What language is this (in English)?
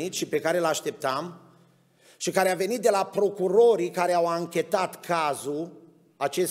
Romanian